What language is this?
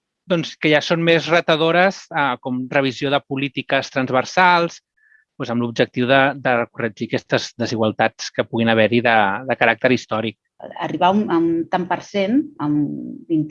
Catalan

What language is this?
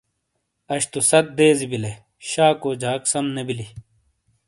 Shina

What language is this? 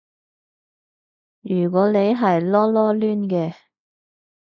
Cantonese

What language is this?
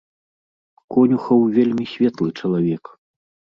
Belarusian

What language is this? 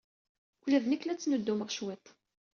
Kabyle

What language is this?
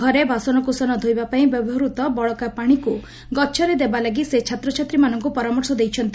Odia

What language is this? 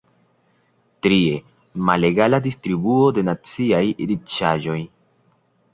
Esperanto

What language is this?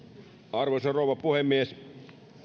Finnish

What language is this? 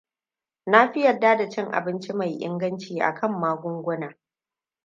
Hausa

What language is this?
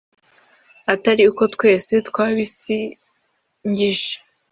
Kinyarwanda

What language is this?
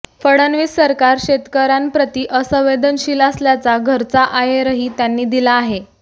Marathi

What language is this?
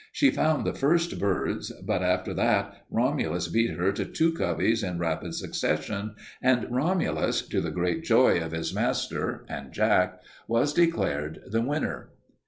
English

